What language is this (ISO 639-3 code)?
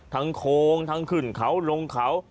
tha